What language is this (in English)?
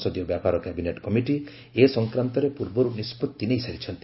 Odia